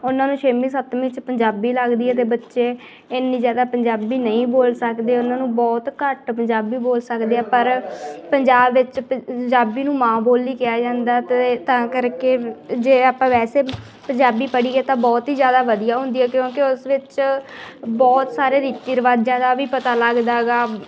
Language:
Punjabi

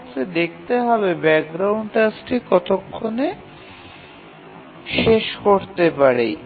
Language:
Bangla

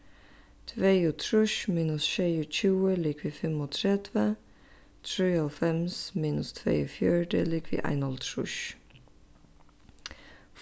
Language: Faroese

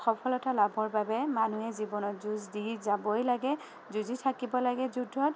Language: Assamese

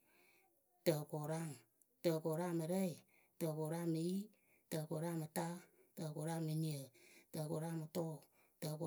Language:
Akebu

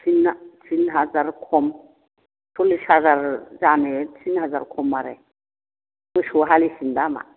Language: Bodo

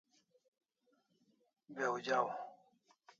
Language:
Kalasha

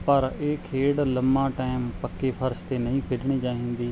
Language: Punjabi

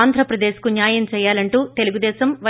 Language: Telugu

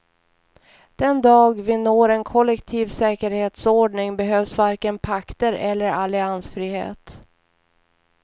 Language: Swedish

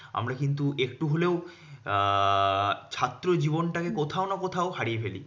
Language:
Bangla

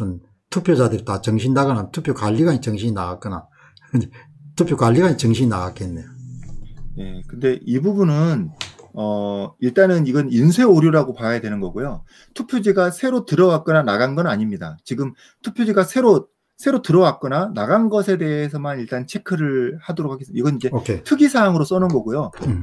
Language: Korean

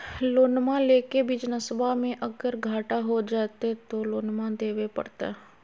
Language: Magahi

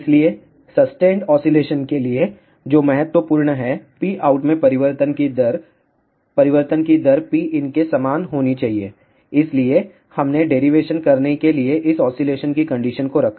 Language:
Hindi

